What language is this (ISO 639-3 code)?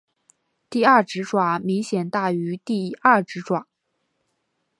zho